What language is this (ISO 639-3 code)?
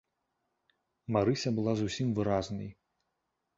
bel